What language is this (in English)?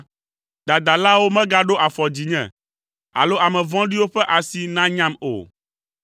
Ewe